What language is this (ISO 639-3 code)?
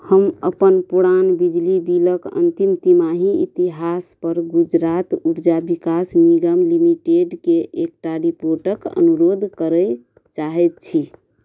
mai